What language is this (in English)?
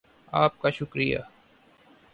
Urdu